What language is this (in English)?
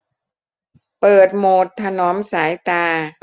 Thai